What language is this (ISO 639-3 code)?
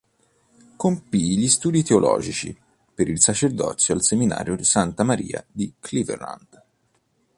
ita